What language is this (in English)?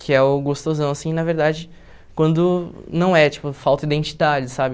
Portuguese